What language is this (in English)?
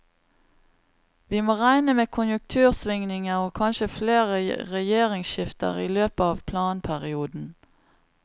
Norwegian